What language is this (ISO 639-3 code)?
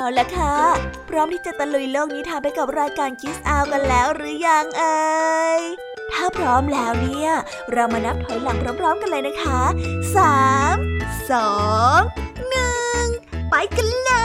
tha